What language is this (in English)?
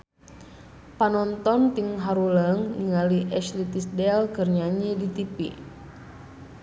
Sundanese